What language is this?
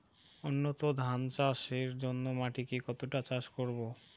Bangla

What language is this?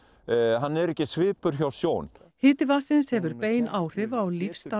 Icelandic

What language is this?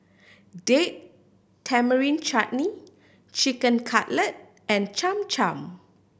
English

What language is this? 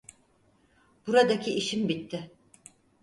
Turkish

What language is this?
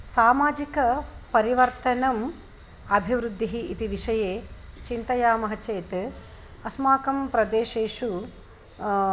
Sanskrit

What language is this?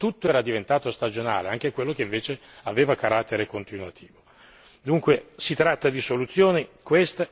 Italian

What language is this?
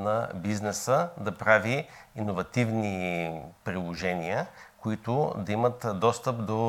Bulgarian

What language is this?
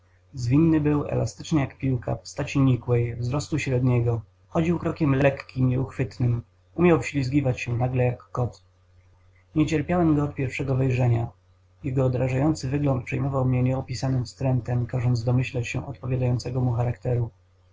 Polish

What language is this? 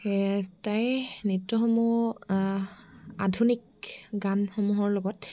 Assamese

